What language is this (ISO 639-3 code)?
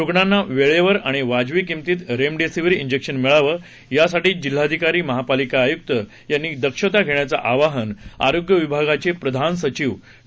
mar